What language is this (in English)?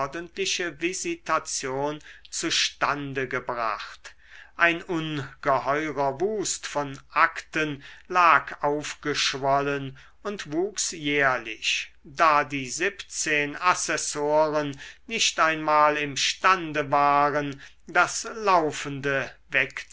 German